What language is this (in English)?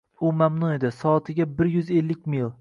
Uzbek